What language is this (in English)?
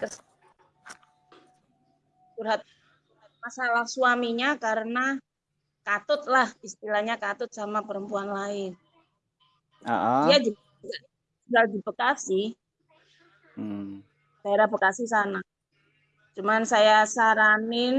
Indonesian